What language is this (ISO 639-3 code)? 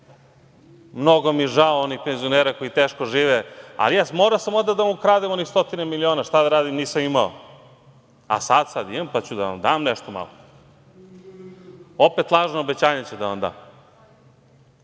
srp